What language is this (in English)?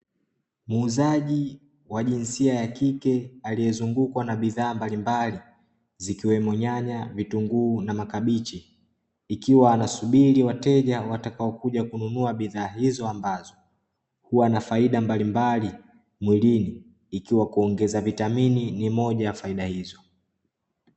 Swahili